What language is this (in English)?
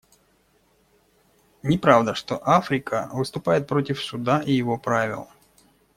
Russian